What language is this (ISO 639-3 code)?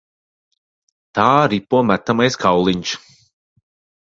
lav